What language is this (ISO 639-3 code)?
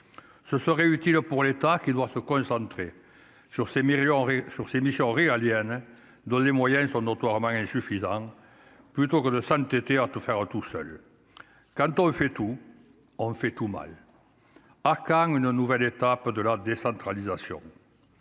fra